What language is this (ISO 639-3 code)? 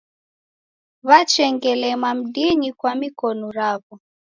dav